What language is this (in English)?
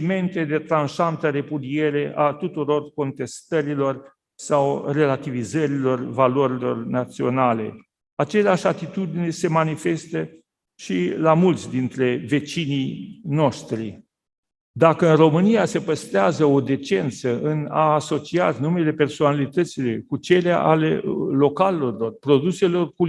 Romanian